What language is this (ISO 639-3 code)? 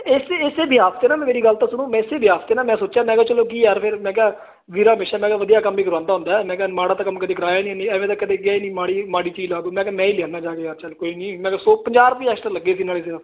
pan